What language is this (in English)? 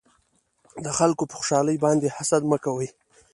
Pashto